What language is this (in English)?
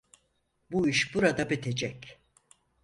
Turkish